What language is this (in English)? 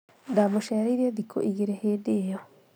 Kikuyu